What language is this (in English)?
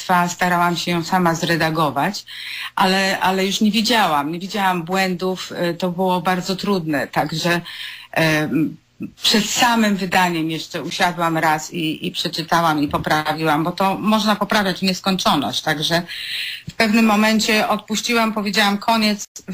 Polish